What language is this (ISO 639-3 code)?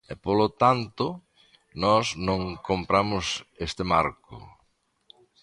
glg